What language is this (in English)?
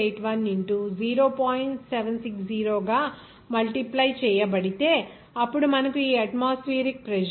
Telugu